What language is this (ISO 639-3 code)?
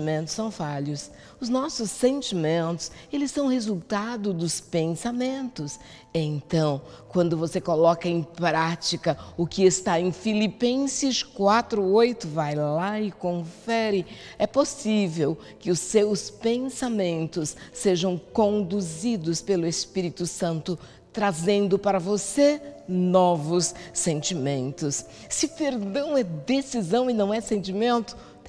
por